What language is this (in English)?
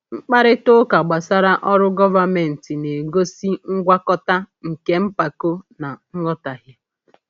Igbo